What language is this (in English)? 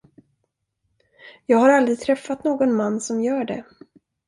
Swedish